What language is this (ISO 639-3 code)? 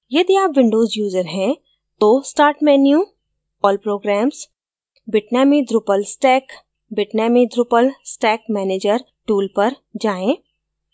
hin